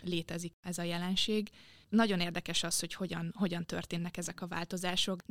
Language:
Hungarian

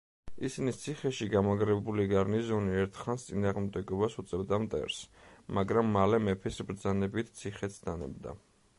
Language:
Georgian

